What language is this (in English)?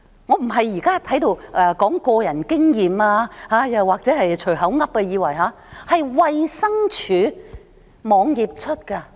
Cantonese